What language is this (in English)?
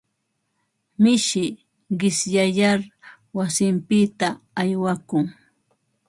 Ambo-Pasco Quechua